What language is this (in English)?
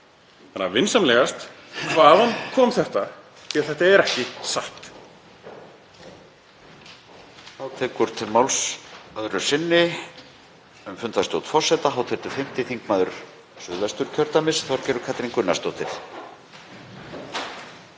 Icelandic